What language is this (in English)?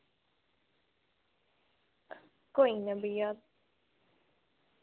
Dogri